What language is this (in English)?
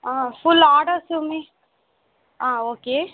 Tamil